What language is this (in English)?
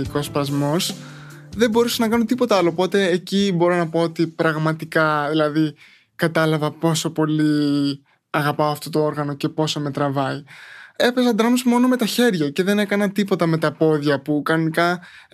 Greek